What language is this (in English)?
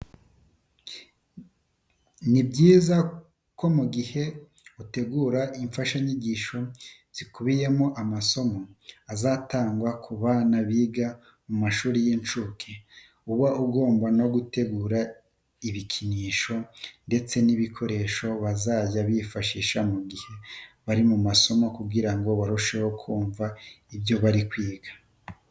Kinyarwanda